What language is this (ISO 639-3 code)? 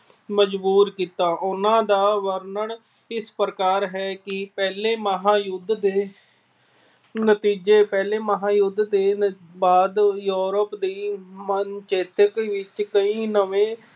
pan